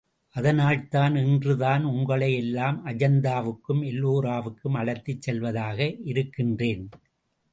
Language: Tamil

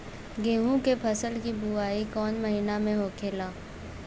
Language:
Bhojpuri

